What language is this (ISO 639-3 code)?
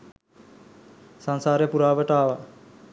sin